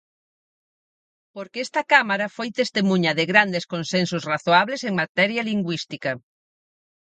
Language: Galician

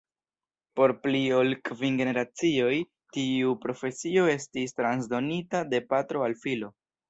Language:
Esperanto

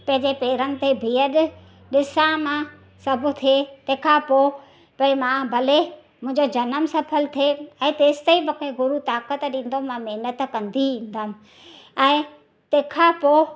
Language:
Sindhi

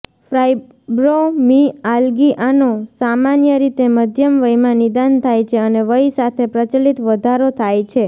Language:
Gujarati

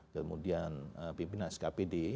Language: Indonesian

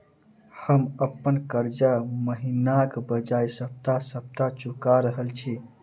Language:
Maithili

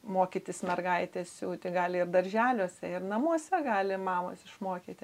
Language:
Lithuanian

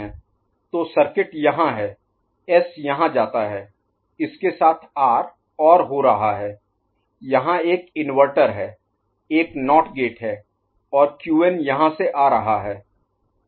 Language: Hindi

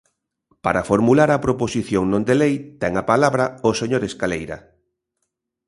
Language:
Galician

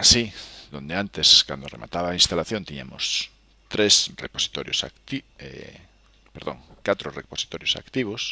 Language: Spanish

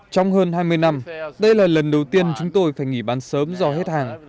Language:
Vietnamese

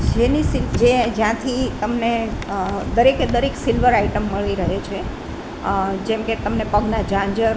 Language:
Gujarati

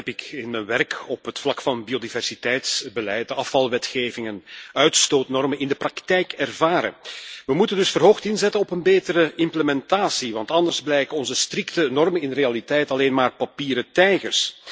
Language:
Dutch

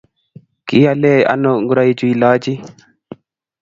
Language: Kalenjin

